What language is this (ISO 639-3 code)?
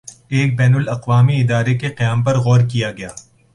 urd